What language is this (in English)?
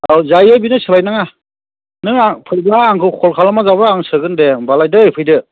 Bodo